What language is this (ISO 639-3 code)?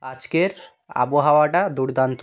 ben